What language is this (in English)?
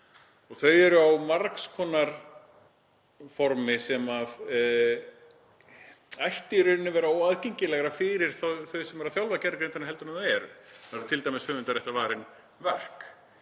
Icelandic